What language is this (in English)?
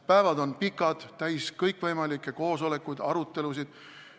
Estonian